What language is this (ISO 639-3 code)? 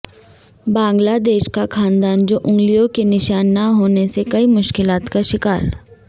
urd